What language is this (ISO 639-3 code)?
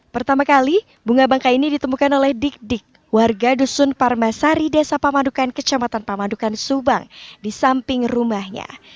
ind